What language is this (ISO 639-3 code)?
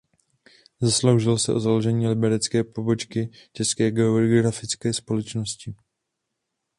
ces